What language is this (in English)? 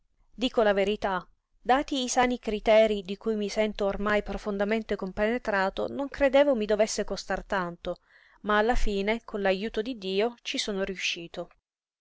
Italian